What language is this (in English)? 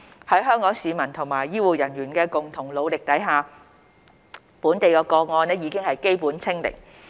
Cantonese